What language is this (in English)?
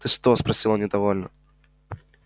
Russian